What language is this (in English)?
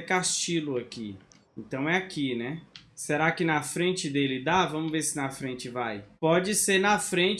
Portuguese